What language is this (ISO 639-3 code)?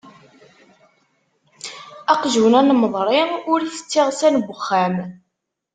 kab